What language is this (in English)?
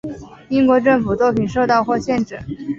Chinese